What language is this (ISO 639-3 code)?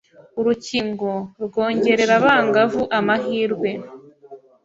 kin